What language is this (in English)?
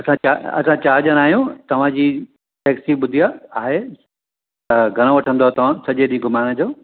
Sindhi